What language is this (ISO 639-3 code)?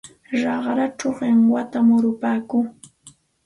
qxt